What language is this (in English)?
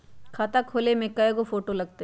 Magahi